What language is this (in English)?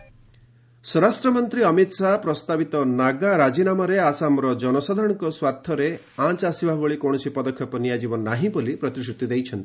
Odia